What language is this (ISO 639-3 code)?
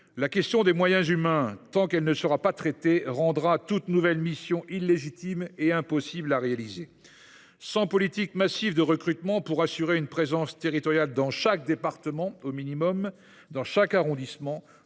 fra